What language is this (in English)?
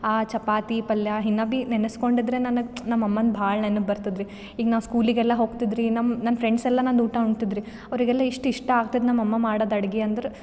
Kannada